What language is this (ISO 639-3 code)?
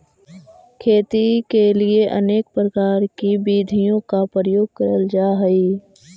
mag